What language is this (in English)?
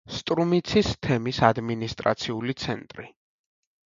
Georgian